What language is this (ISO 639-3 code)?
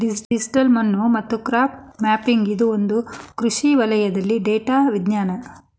kan